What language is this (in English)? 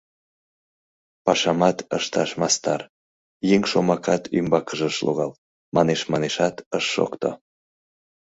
Mari